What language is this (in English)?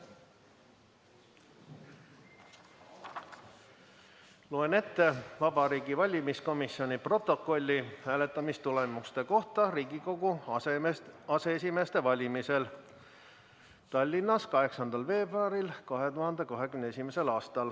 Estonian